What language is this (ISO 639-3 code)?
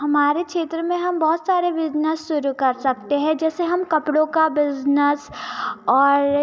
hin